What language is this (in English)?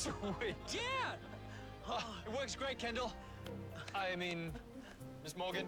English